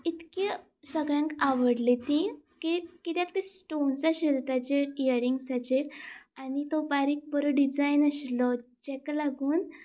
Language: Konkani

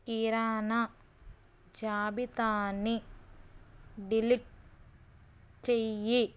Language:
Telugu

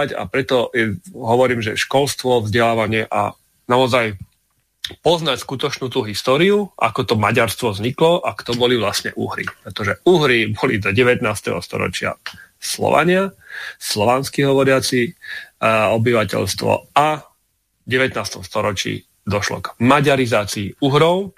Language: Slovak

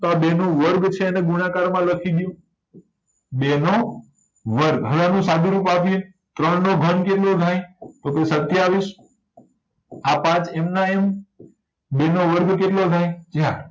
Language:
Gujarati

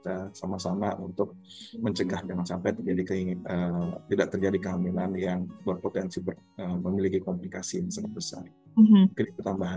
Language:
Indonesian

